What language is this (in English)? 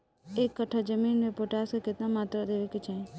Bhojpuri